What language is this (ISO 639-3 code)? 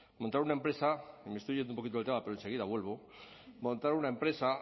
spa